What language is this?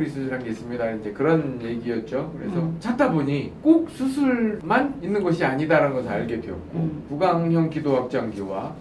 Korean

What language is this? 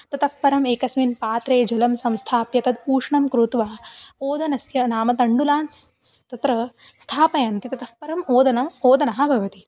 Sanskrit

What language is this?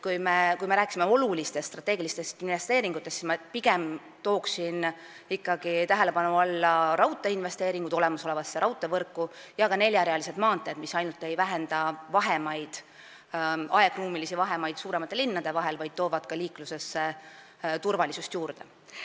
Estonian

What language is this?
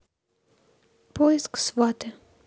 Russian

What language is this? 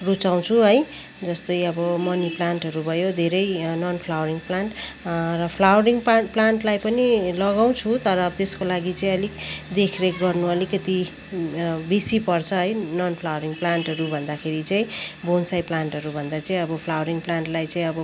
Nepali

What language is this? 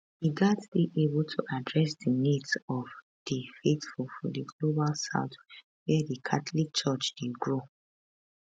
Nigerian Pidgin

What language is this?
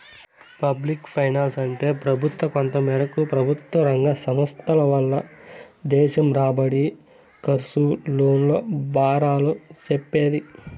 Telugu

